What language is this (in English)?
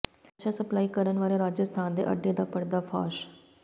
Punjabi